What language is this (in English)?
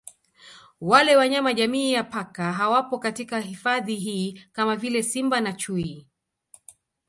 Swahili